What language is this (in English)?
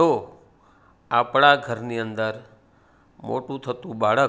Gujarati